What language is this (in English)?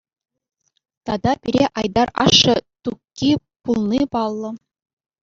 Chuvash